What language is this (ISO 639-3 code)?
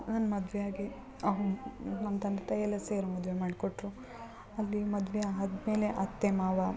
kan